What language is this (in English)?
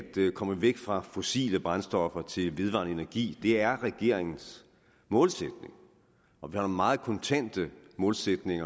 Danish